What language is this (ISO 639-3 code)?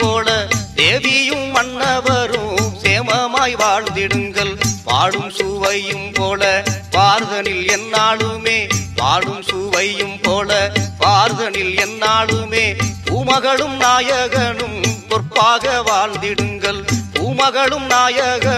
tam